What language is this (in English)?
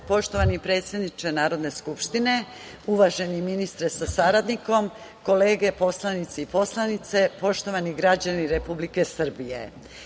Serbian